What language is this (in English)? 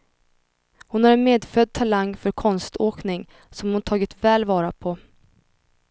Swedish